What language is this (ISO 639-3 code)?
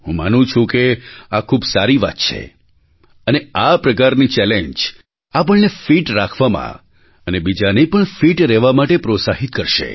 guj